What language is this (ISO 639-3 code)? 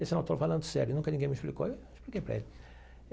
por